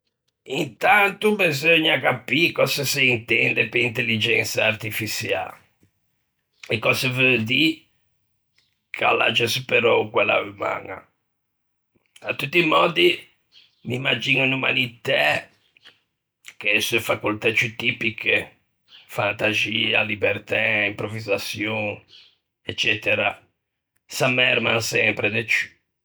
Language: Ligurian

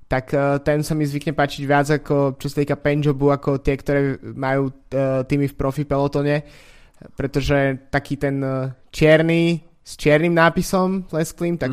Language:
Slovak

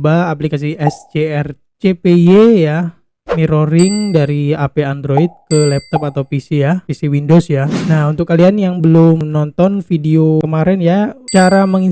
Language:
Indonesian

